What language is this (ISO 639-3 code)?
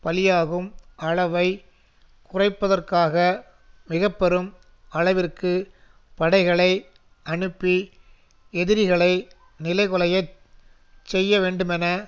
tam